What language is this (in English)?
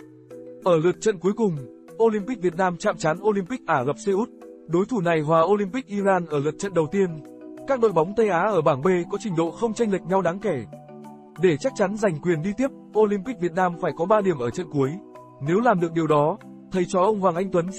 Vietnamese